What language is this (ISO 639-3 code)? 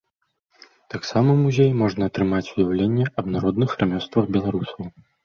bel